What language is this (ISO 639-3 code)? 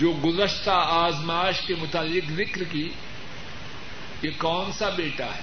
urd